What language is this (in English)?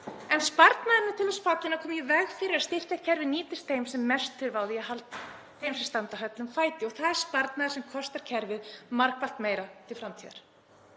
Icelandic